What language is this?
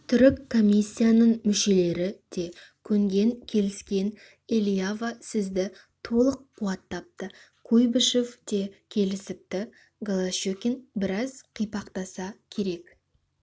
Kazakh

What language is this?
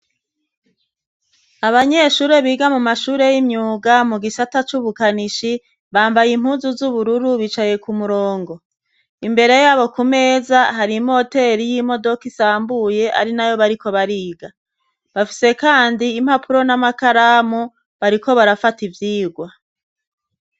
Rundi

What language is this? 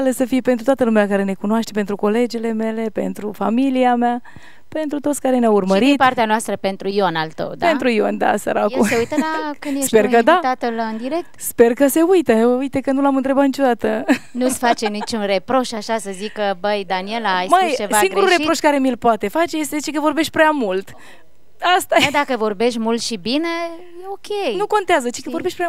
Romanian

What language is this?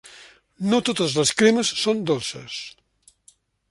Catalan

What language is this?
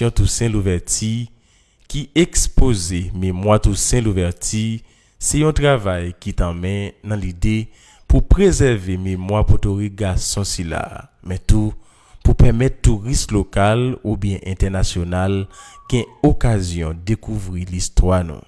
French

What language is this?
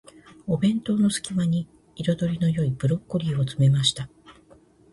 Japanese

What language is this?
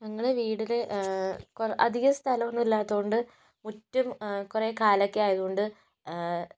Malayalam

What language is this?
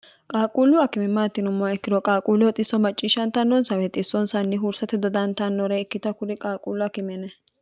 Sidamo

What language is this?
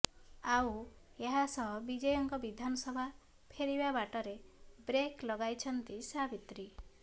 Odia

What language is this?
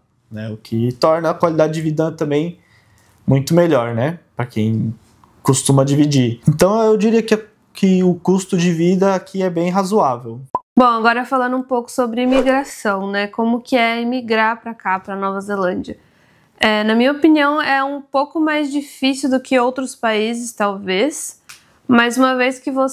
Portuguese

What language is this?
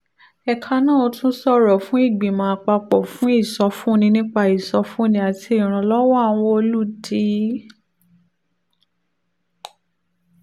Yoruba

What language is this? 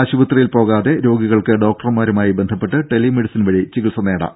Malayalam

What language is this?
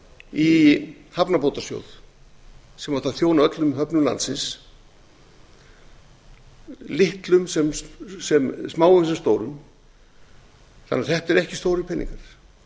Icelandic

